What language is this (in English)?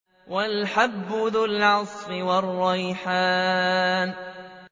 Arabic